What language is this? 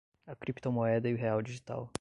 Portuguese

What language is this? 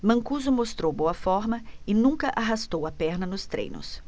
Portuguese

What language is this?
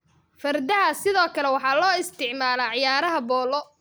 Somali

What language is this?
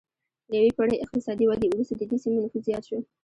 Pashto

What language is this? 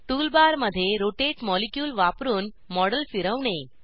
Marathi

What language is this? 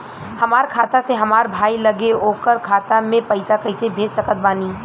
Bhojpuri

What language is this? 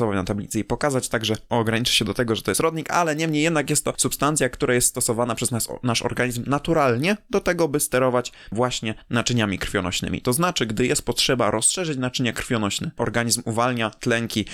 Polish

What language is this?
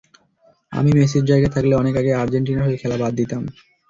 Bangla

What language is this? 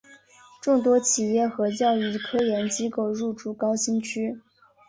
Chinese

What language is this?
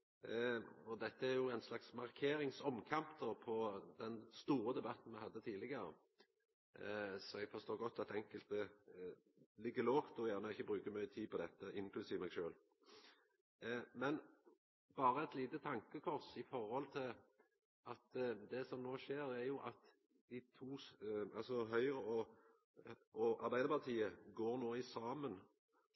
Norwegian Nynorsk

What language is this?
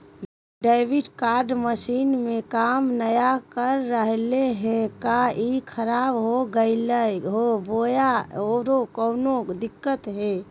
Magahi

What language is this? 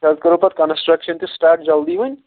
Kashmiri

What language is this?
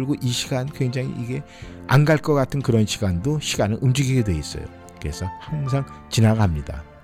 Korean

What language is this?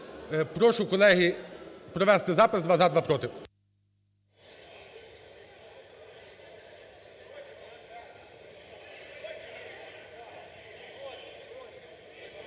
Ukrainian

